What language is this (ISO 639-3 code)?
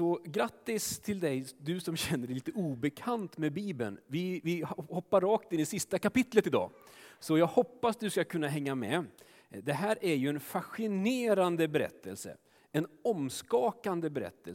swe